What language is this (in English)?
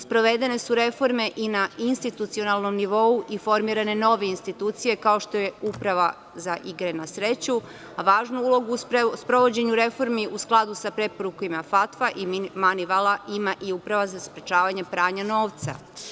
Serbian